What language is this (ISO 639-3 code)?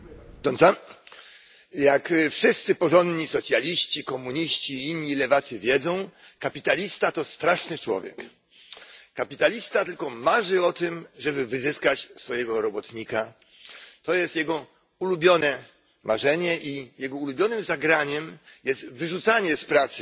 pol